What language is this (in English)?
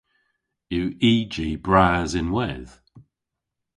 Cornish